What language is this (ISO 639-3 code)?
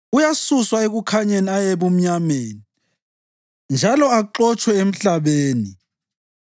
nde